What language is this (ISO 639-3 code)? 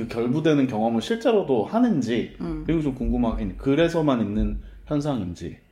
kor